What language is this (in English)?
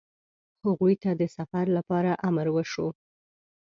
Pashto